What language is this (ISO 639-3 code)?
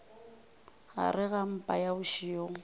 nso